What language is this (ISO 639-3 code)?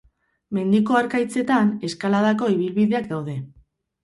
eus